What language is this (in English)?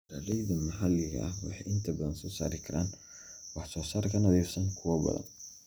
Somali